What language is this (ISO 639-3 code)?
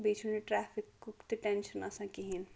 kas